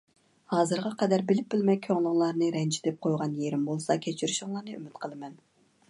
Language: Uyghur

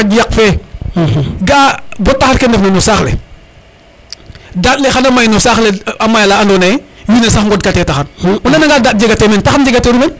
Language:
Serer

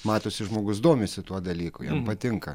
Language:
Lithuanian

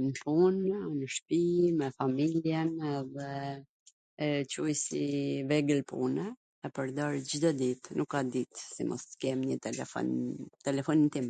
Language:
Gheg Albanian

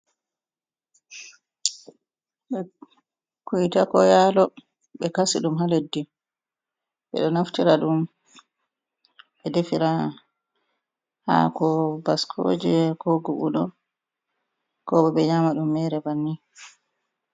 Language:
Fula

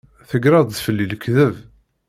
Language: Kabyle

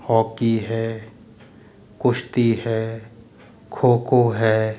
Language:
Hindi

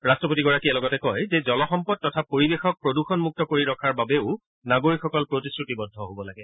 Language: Assamese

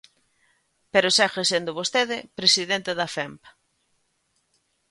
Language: Galician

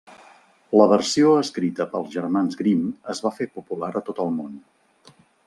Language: Catalan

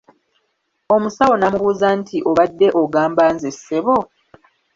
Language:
Ganda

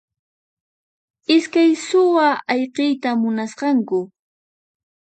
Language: Puno Quechua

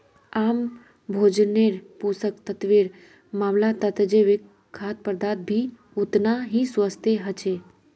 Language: Magahi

